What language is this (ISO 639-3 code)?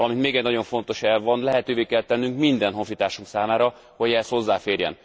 hun